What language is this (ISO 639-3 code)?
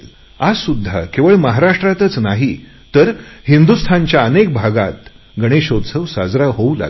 mar